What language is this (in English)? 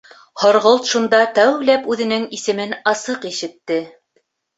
Bashkir